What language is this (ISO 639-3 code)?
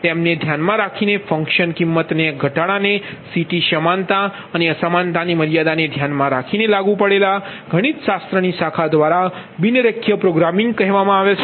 guj